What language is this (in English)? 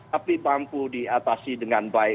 Indonesian